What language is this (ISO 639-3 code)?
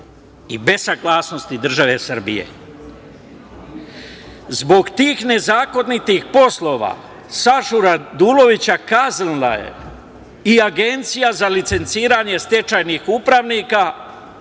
srp